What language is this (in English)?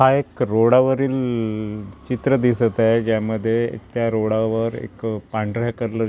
Marathi